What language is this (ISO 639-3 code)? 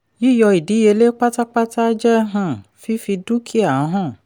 yor